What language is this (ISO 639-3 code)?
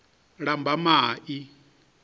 ven